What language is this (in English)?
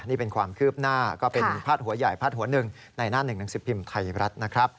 Thai